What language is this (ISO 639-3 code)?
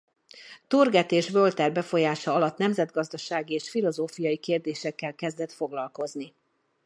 hun